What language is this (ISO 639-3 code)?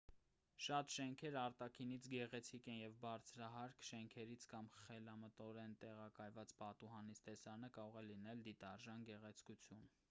hye